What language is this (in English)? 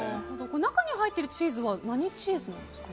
Japanese